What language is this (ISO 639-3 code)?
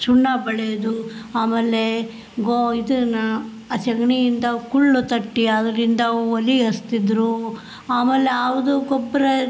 kan